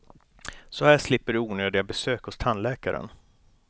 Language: Swedish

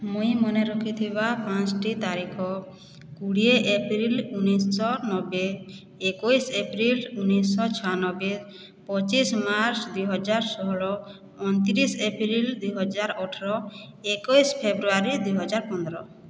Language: Odia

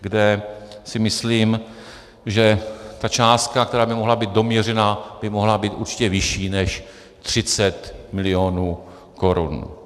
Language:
Czech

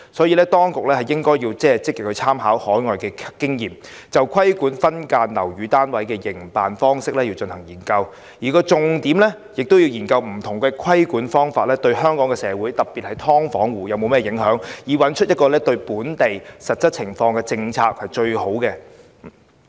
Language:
Cantonese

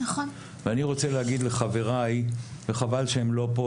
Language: Hebrew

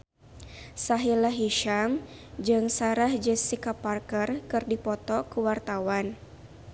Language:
Sundanese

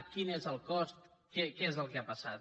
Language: Catalan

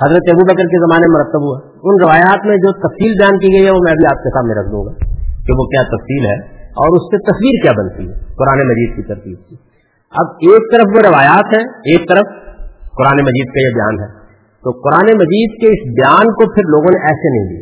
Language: Urdu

